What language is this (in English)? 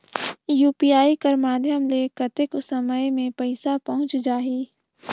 Chhattisgarhi